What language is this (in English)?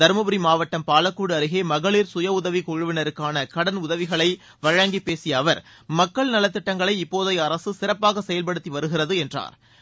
Tamil